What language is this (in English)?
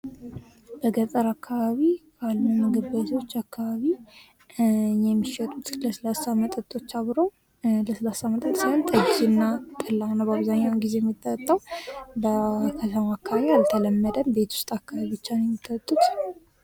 Amharic